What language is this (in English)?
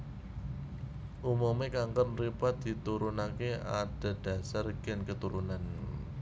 Javanese